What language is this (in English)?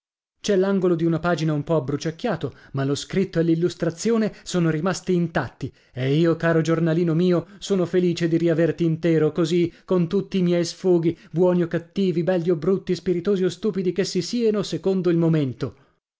Italian